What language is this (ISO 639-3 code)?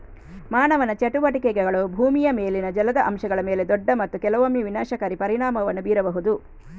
kan